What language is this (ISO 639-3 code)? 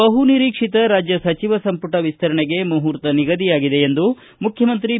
kan